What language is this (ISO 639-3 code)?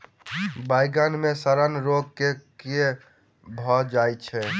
mai